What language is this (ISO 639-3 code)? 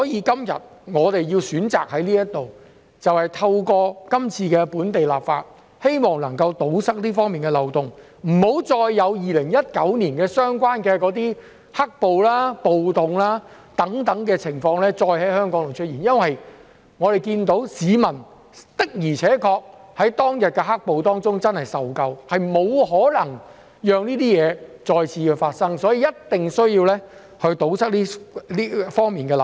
yue